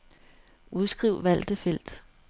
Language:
Danish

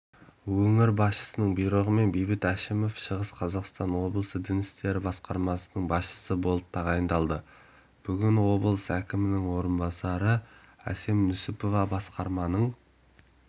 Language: Kazakh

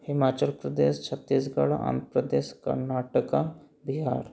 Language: Hindi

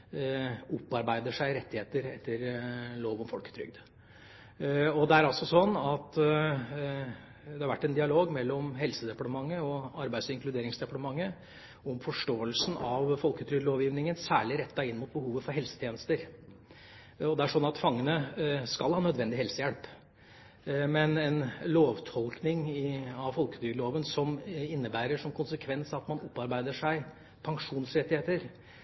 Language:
Norwegian Bokmål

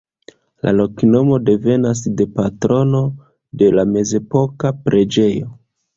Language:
Esperanto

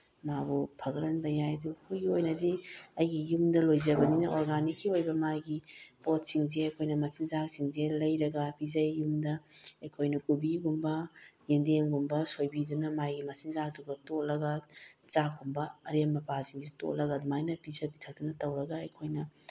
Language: Manipuri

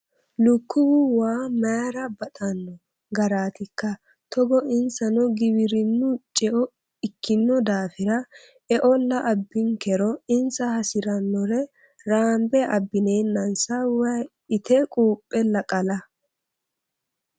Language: Sidamo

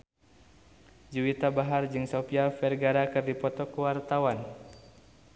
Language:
Sundanese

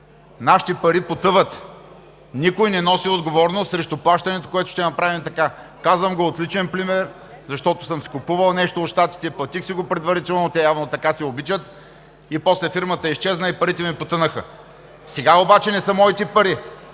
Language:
Bulgarian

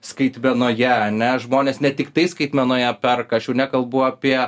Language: Lithuanian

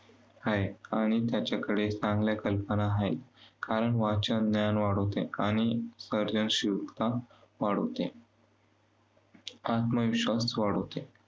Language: Marathi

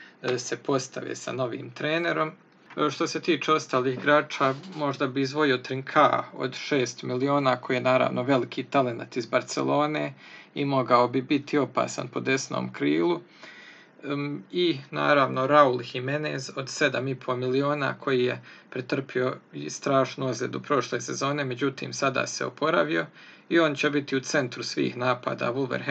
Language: Croatian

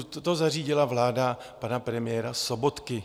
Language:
Czech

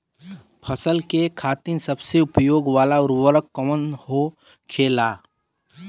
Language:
Bhojpuri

